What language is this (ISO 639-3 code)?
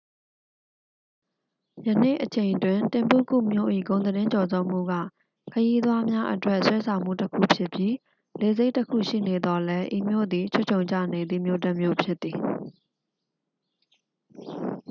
mya